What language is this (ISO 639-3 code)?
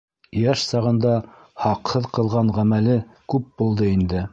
bak